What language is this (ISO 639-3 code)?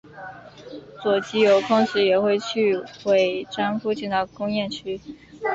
zho